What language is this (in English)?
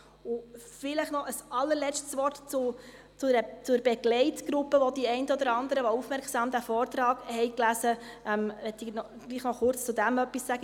Swiss German